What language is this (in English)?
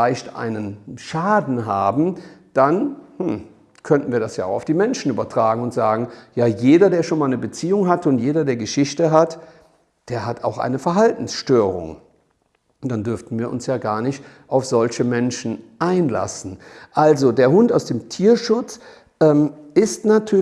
German